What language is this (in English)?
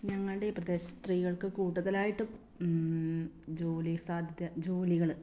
Malayalam